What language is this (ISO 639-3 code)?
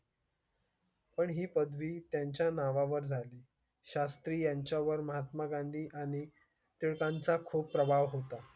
mar